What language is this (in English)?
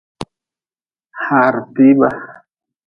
Nawdm